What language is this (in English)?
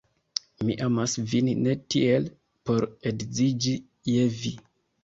Esperanto